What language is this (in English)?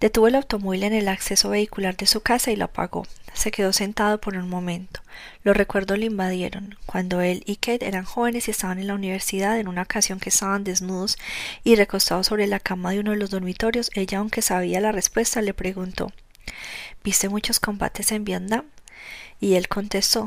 Spanish